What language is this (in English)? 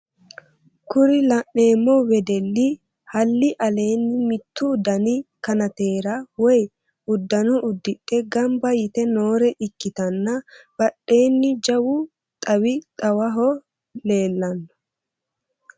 Sidamo